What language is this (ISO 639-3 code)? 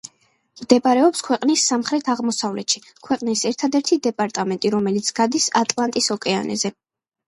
kat